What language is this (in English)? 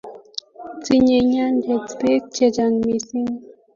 Kalenjin